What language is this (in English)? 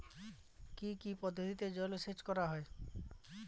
Bangla